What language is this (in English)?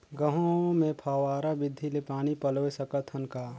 Chhattisgarhi